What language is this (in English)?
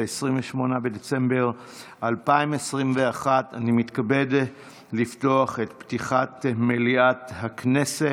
Hebrew